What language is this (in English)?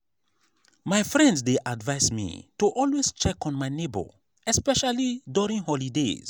Nigerian Pidgin